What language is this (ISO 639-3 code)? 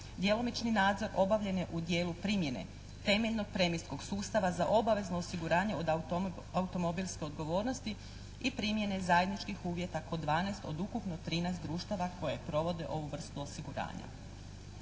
hrv